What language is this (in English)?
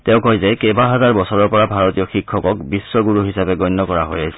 Assamese